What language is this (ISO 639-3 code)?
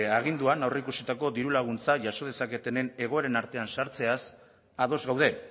eus